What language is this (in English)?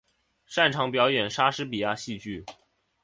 Chinese